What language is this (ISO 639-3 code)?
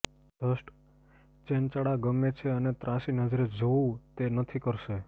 guj